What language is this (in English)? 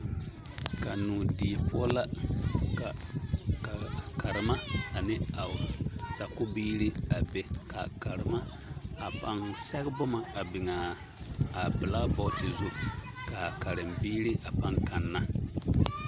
Southern Dagaare